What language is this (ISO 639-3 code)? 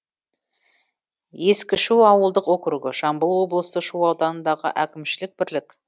kaz